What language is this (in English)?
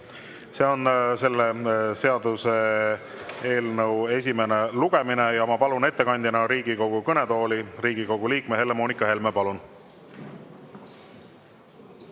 Estonian